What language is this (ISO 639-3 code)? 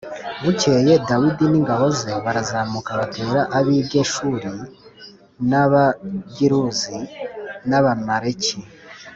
kin